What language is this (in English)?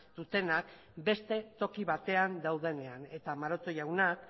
Basque